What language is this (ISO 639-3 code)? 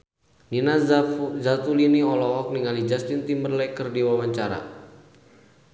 sun